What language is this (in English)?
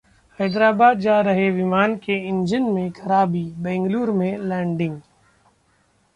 Hindi